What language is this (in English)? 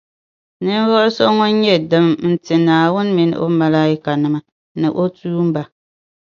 Dagbani